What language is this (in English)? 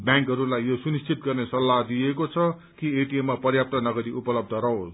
Nepali